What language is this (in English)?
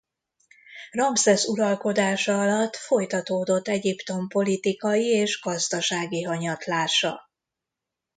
Hungarian